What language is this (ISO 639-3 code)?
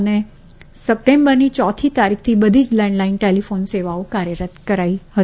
guj